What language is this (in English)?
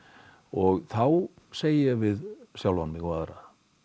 Icelandic